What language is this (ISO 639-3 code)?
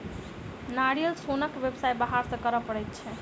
mai